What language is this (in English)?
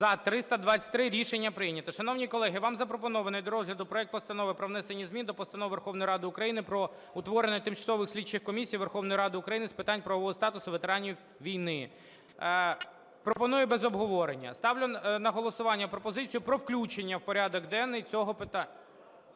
Ukrainian